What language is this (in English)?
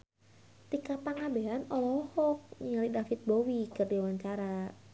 Sundanese